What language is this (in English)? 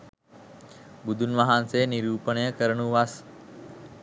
Sinhala